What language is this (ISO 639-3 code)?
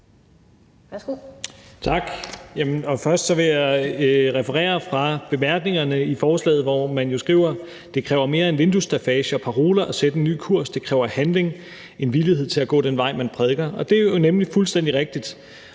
dan